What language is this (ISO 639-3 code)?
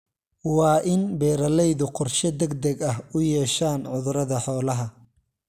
som